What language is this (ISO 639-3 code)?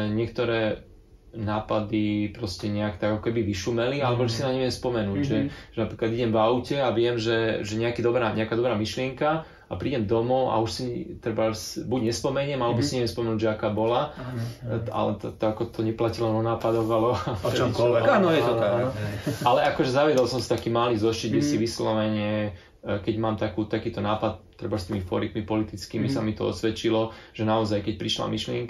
slk